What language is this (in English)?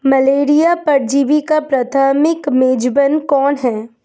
Hindi